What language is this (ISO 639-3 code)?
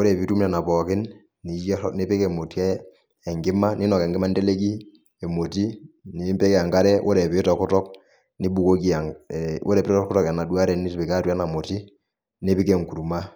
mas